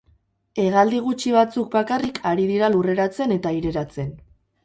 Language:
Basque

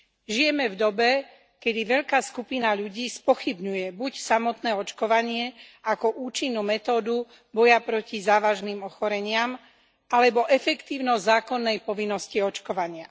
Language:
Slovak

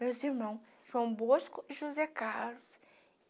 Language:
Portuguese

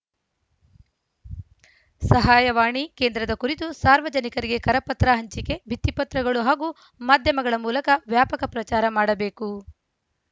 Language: Kannada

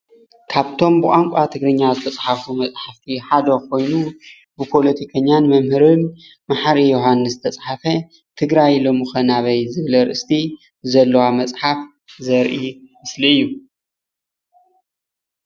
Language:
Tigrinya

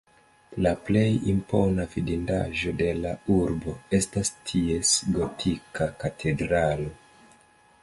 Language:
Esperanto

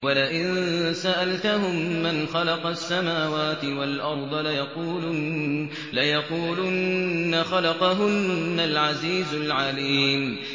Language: Arabic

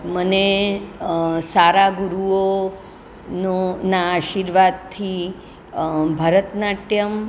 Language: Gujarati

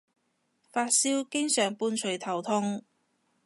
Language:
Cantonese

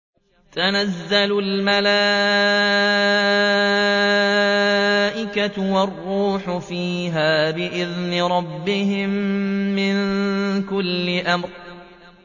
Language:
Arabic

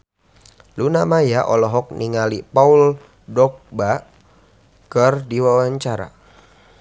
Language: Sundanese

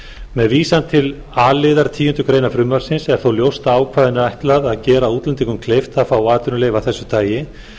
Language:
Icelandic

